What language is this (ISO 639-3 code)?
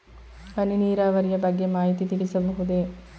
kan